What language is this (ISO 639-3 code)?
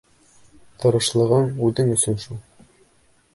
bak